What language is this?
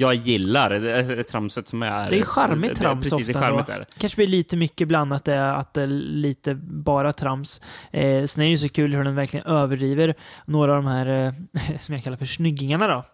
Swedish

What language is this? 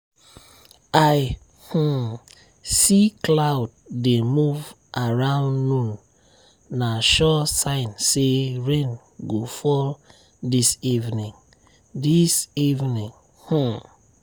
Nigerian Pidgin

